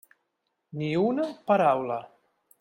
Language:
Catalan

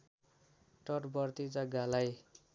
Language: Nepali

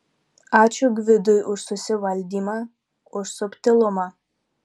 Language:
Lithuanian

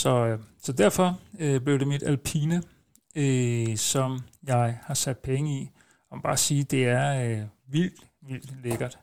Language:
Danish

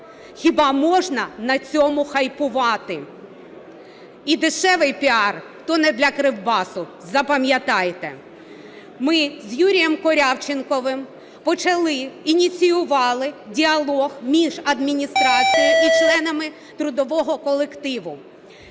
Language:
Ukrainian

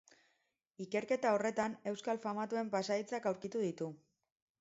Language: Basque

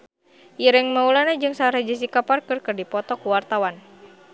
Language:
Sundanese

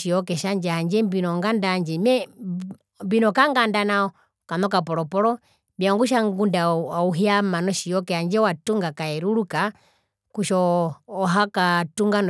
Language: Herero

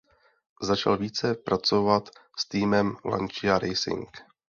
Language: Czech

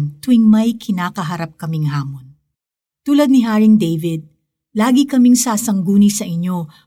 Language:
Filipino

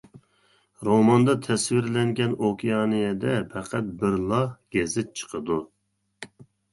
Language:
Uyghur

